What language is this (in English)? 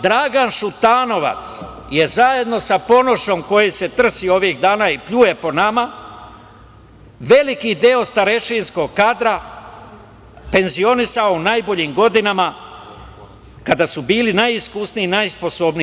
Serbian